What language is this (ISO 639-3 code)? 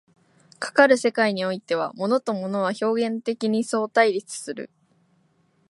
jpn